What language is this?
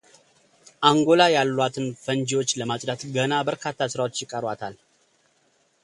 Amharic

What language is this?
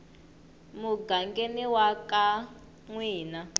Tsonga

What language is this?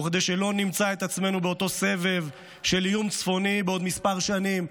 Hebrew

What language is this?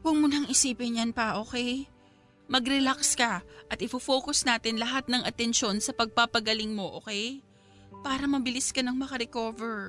Filipino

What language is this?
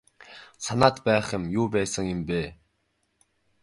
Mongolian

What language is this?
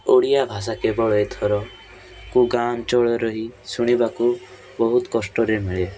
Odia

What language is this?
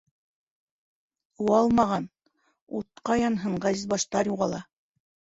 Bashkir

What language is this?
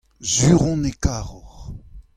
Breton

